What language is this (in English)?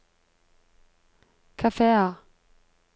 Norwegian